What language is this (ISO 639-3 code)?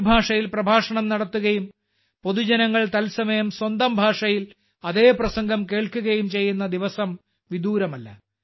mal